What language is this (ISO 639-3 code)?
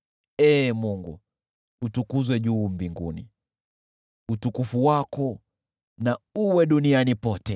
swa